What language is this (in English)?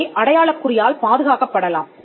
Tamil